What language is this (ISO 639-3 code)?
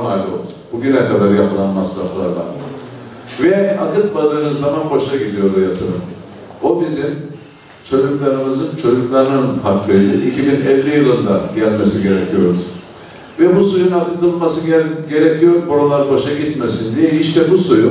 tur